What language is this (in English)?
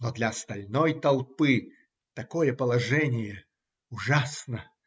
Russian